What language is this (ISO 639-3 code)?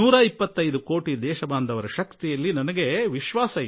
kan